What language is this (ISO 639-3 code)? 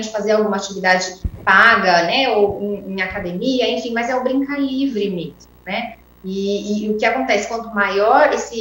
por